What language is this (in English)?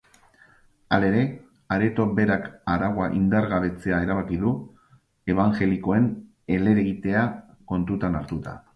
Basque